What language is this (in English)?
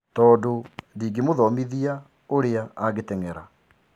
Kikuyu